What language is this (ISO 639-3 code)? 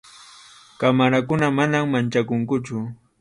qxu